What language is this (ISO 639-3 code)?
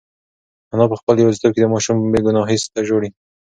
pus